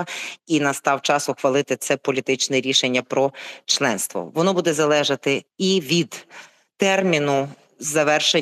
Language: Ukrainian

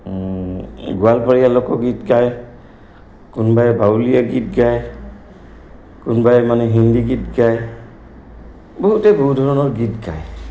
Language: Assamese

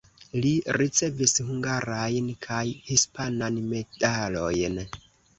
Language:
Esperanto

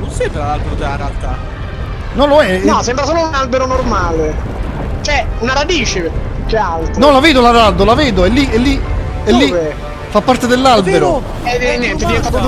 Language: Italian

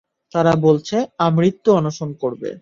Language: Bangla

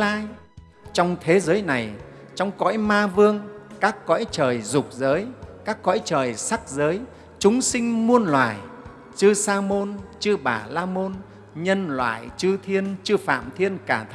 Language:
Vietnamese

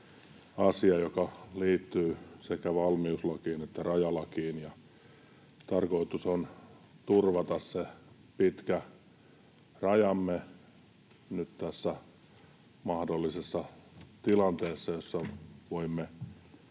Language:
Finnish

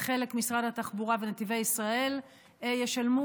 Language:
Hebrew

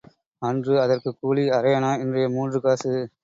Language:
Tamil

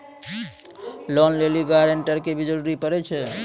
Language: Maithili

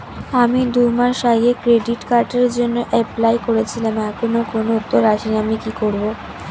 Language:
Bangla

